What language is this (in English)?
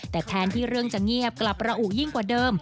Thai